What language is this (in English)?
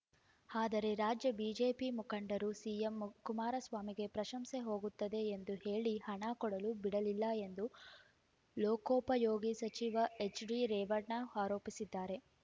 Kannada